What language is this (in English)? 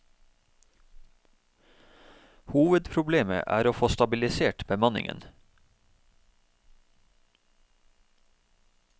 Norwegian